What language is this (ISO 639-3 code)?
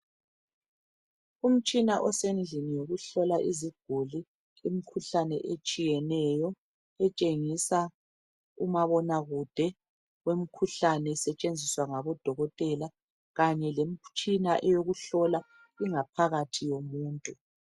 nde